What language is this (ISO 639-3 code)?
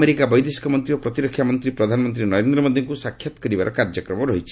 ori